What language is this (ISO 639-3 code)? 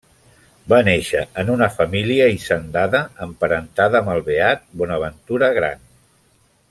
cat